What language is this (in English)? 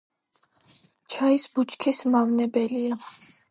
Georgian